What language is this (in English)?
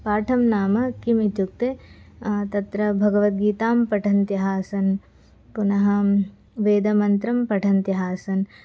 Sanskrit